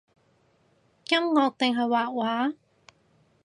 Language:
Cantonese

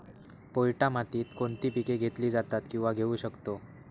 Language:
Marathi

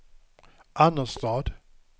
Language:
Swedish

